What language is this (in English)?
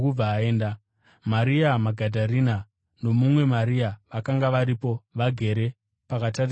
Shona